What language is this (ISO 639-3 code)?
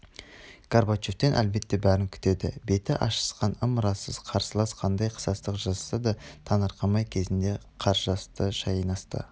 kaz